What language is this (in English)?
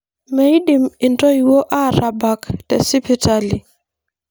Masai